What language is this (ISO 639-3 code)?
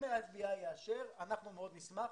heb